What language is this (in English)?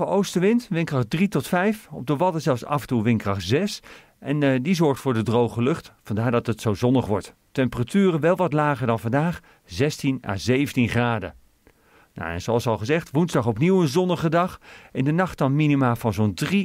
Dutch